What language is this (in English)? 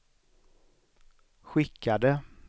Swedish